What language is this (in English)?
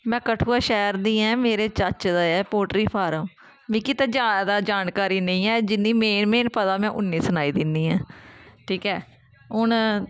Dogri